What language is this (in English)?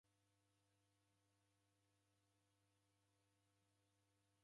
Taita